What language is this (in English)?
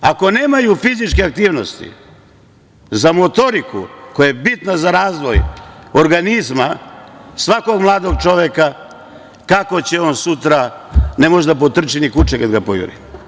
Serbian